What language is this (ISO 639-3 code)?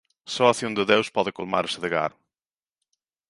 glg